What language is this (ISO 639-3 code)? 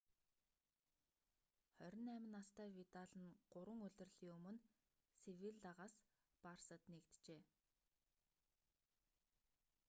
mon